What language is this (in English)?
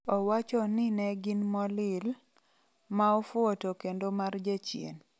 Luo (Kenya and Tanzania)